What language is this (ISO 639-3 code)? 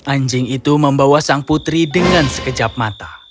ind